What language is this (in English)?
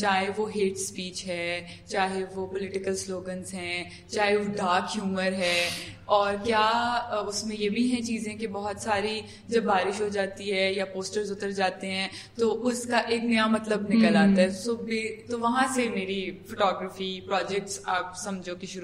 Urdu